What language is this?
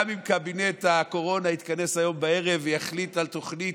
Hebrew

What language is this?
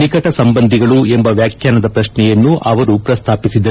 Kannada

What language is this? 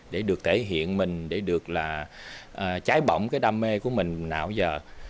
Vietnamese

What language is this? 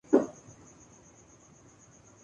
Urdu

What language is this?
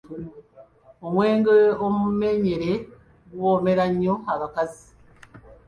Ganda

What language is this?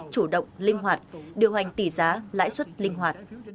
Vietnamese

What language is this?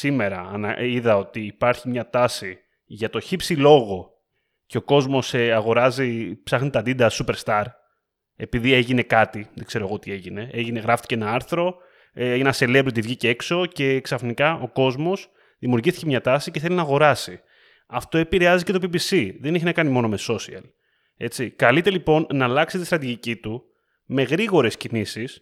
Greek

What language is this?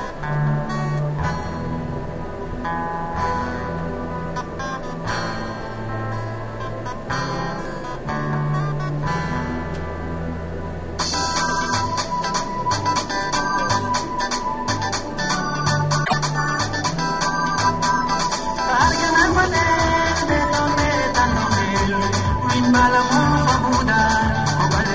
Serer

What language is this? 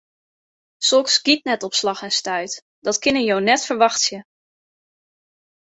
Western Frisian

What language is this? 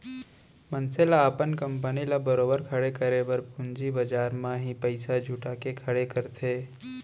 Chhattisgarhi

